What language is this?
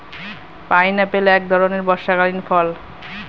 Bangla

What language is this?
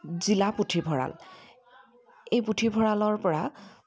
Assamese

